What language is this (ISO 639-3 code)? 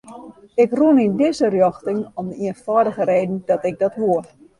fry